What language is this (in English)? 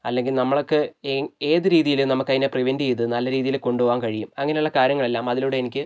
Malayalam